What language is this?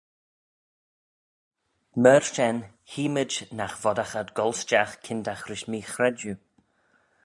Manx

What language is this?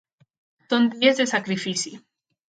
Catalan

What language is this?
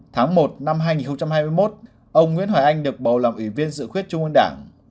Vietnamese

